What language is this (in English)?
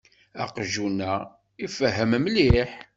Kabyle